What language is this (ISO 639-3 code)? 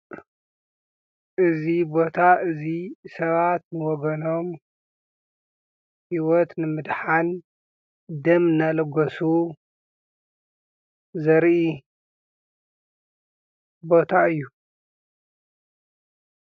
tir